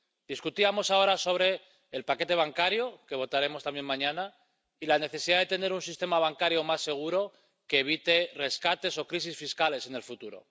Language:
Spanish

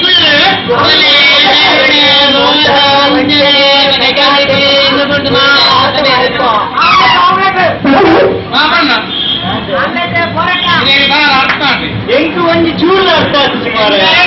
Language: Romanian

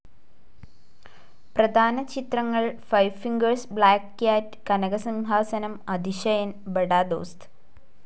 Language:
Malayalam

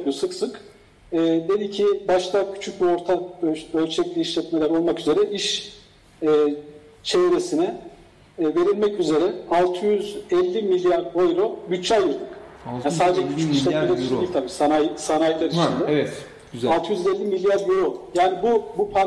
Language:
Turkish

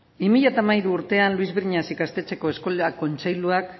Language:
Basque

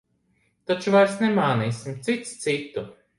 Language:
Latvian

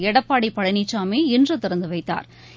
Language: Tamil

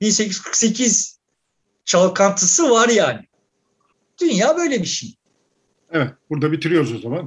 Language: Turkish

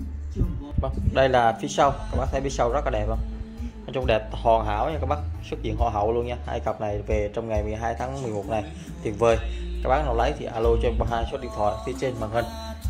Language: Vietnamese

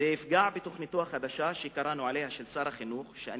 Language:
Hebrew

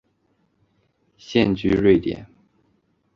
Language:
Chinese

